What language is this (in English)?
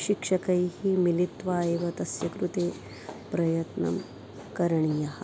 Sanskrit